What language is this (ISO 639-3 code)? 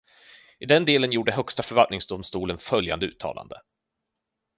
swe